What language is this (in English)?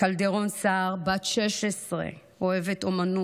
Hebrew